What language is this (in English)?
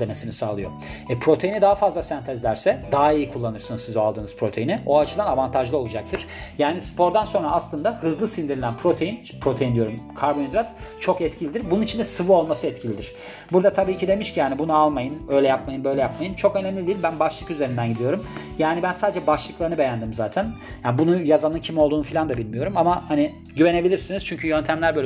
Turkish